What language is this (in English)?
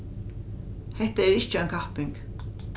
Faroese